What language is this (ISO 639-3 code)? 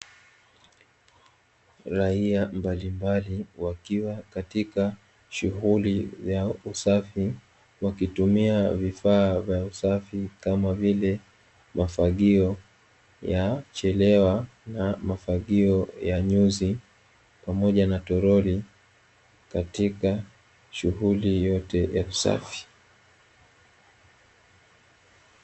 swa